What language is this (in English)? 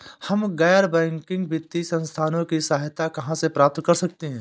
Hindi